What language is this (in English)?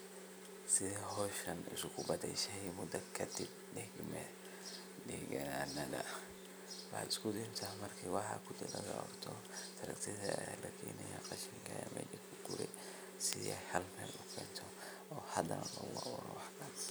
Somali